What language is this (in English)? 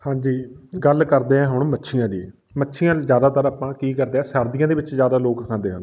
Punjabi